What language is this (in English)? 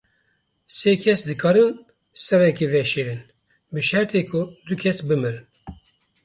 Kurdish